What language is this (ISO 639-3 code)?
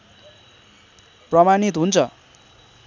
nep